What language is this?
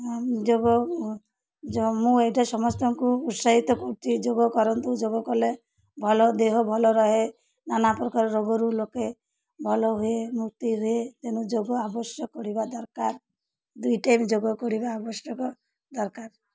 Odia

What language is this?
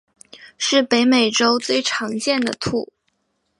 Chinese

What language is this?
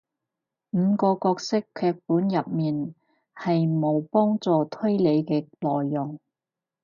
Cantonese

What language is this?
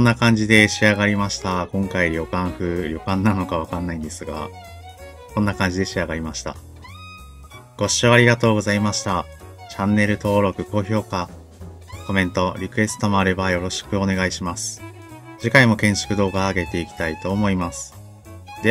Japanese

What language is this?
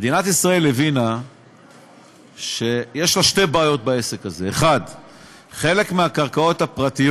Hebrew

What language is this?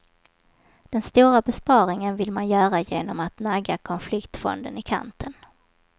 Swedish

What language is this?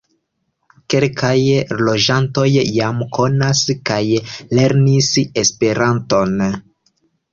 Esperanto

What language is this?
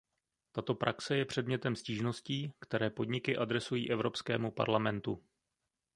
Czech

